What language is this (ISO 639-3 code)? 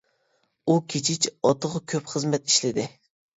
uig